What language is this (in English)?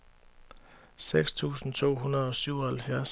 Danish